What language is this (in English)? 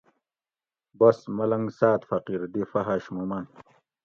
Gawri